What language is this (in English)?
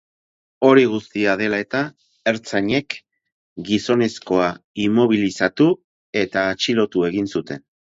Basque